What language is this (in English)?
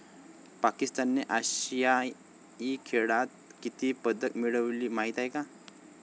Marathi